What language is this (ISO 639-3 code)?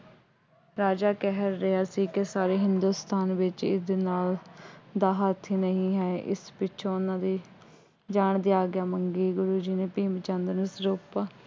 pan